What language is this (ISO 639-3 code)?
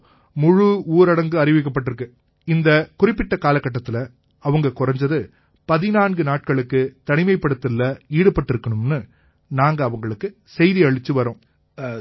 tam